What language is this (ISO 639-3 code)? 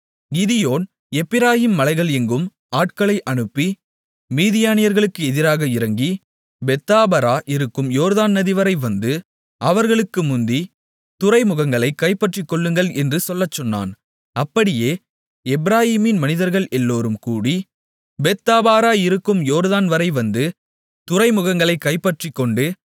tam